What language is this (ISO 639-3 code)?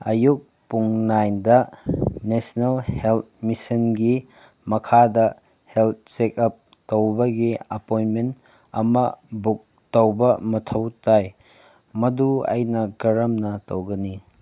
mni